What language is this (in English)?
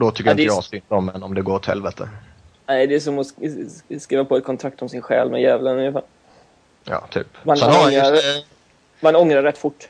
Swedish